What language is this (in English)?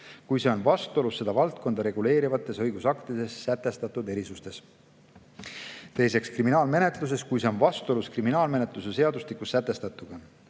Estonian